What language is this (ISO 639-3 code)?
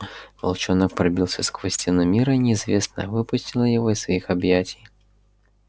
rus